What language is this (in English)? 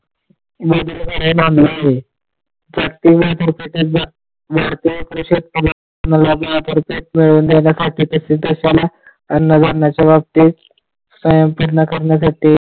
Marathi